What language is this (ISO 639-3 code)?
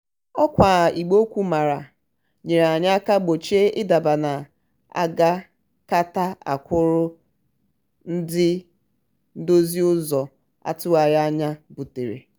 ibo